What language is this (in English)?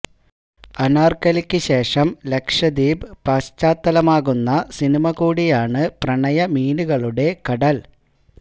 Malayalam